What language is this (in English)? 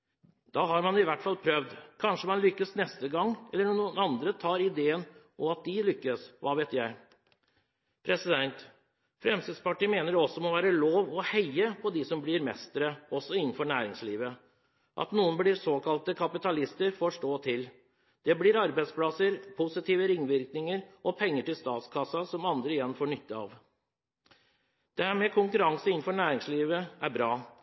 Norwegian Bokmål